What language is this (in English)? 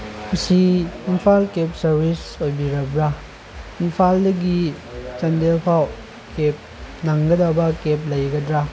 Manipuri